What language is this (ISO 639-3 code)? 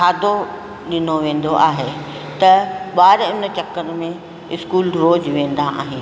snd